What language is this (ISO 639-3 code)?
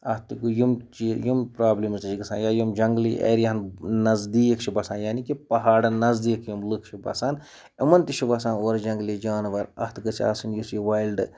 kas